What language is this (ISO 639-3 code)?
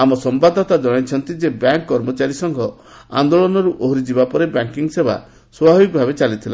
ori